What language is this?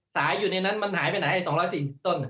Thai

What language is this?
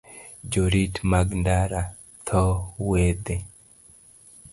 Luo (Kenya and Tanzania)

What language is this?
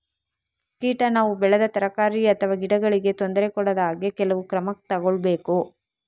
Kannada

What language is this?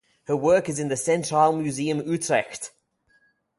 English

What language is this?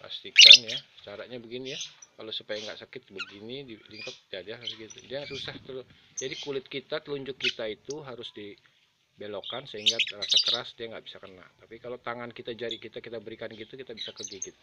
Indonesian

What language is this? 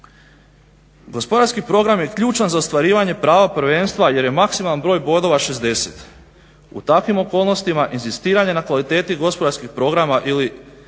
Croatian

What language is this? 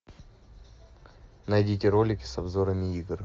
Russian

